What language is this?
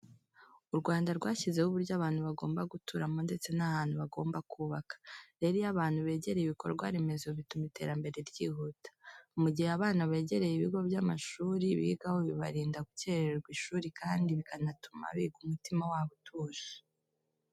Kinyarwanda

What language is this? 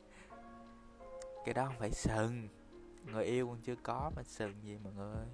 Vietnamese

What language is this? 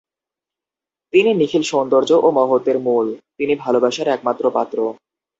Bangla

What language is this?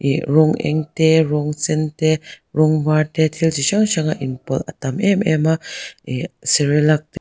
Mizo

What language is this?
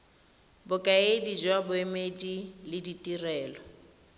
Tswana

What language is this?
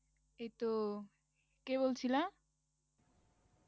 Bangla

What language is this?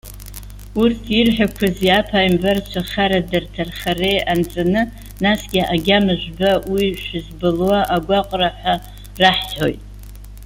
Abkhazian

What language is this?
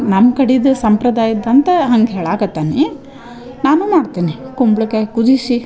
Kannada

